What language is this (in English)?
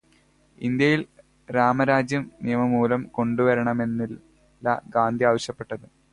Malayalam